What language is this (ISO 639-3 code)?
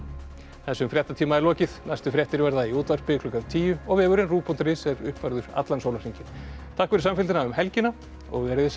isl